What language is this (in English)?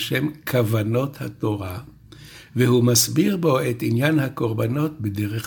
Hebrew